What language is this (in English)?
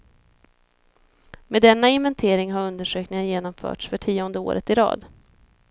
Swedish